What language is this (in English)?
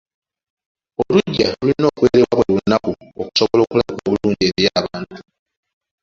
Ganda